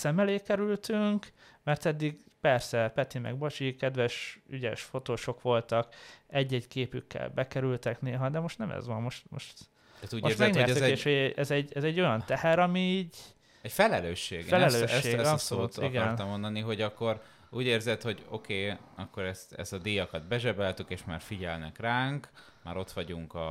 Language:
Hungarian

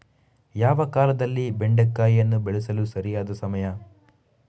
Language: Kannada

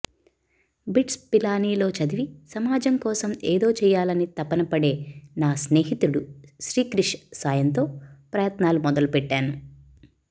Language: Telugu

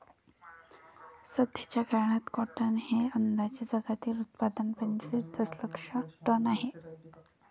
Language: Marathi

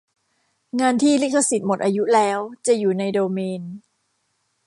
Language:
Thai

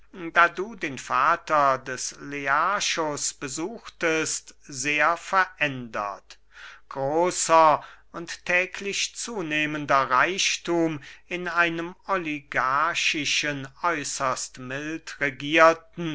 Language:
German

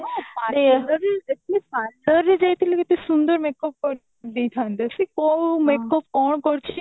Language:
Odia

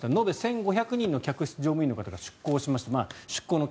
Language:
Japanese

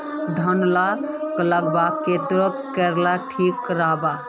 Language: Magahi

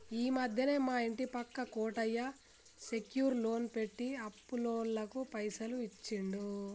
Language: Telugu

